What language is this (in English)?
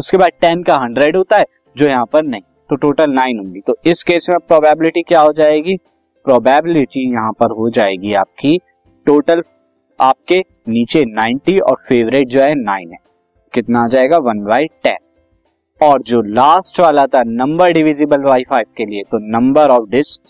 Hindi